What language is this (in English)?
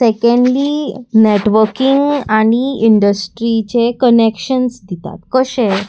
Konkani